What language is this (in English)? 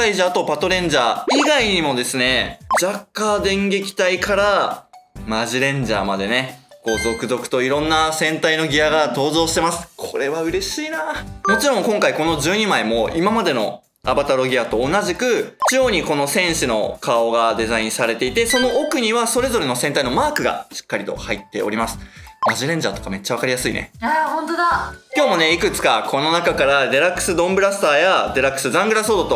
Japanese